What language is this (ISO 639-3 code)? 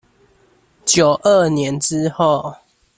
zho